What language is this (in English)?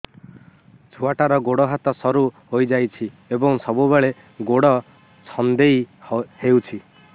Odia